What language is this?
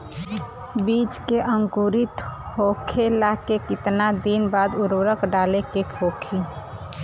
Bhojpuri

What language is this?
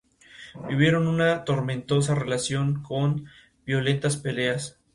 Spanish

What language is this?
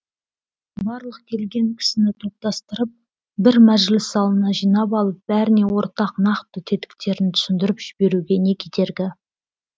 Kazakh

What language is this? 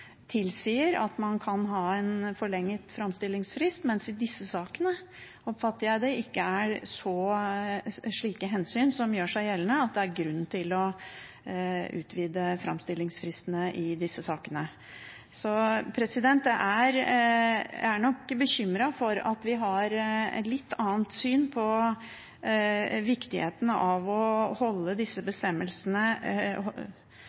Norwegian Bokmål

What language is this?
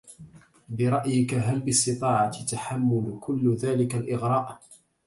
Arabic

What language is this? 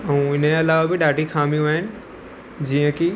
Sindhi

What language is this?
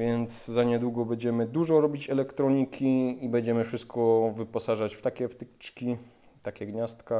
Polish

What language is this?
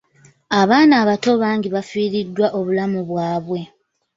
Ganda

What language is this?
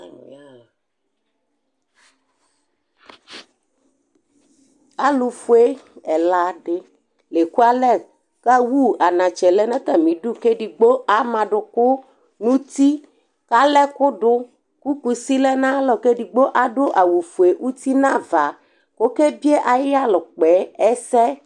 Ikposo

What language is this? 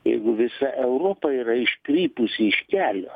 Lithuanian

